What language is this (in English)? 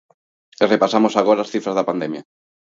Galician